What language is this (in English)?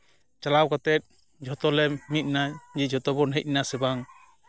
Santali